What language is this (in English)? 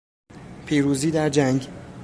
Persian